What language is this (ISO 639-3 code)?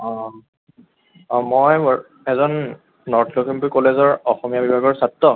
asm